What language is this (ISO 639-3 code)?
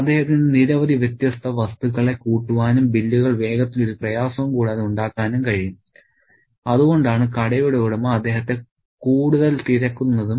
mal